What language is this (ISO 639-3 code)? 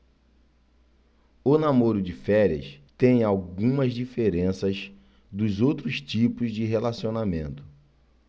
por